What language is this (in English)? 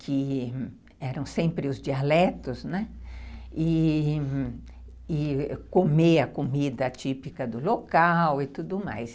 Portuguese